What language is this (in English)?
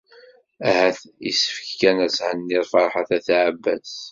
Kabyle